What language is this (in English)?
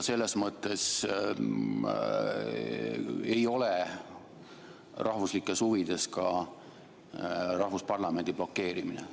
Estonian